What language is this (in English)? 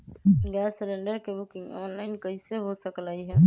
Magahi